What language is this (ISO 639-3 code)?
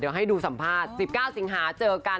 tha